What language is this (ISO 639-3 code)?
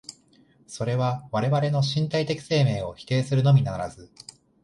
jpn